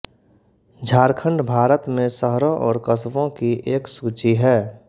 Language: Hindi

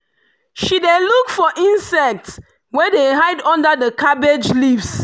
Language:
Nigerian Pidgin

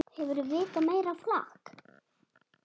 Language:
Icelandic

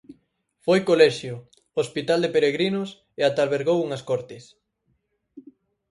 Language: Galician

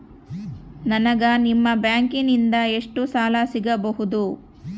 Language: Kannada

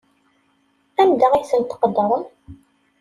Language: Kabyle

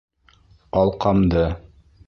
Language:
Bashkir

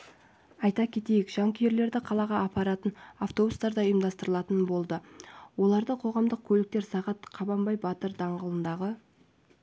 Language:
Kazakh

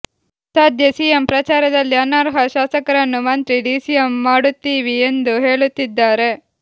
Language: Kannada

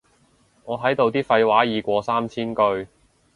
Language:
Cantonese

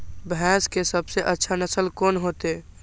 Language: Maithili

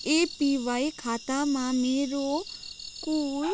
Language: Nepali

